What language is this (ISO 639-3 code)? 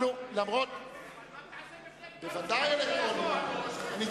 heb